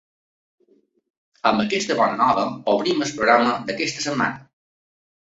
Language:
Catalan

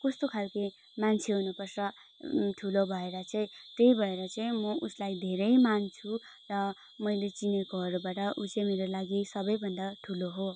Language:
Nepali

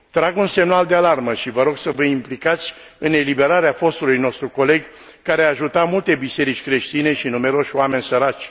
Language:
Romanian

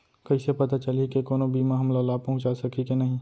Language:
Chhattisgarhi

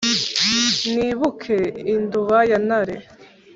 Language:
Kinyarwanda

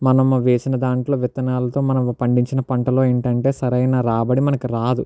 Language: Telugu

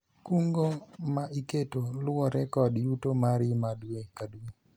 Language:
Luo (Kenya and Tanzania)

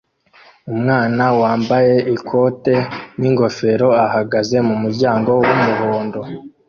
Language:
Kinyarwanda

